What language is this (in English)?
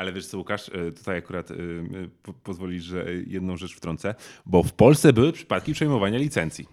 Polish